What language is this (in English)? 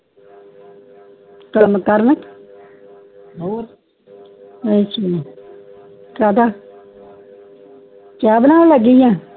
Punjabi